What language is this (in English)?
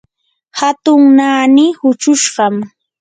Yanahuanca Pasco Quechua